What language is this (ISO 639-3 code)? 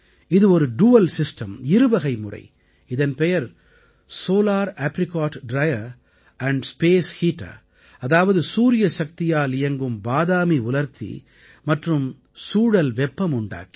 tam